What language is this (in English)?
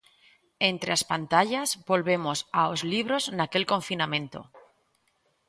Galician